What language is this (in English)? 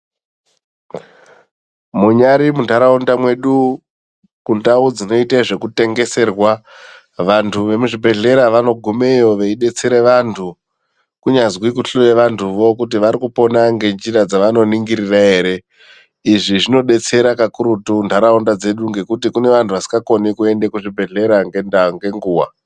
Ndau